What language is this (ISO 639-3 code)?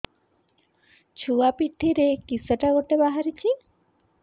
ori